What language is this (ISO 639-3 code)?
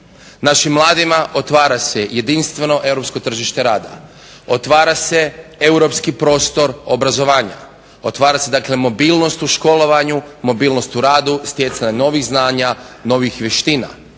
hrv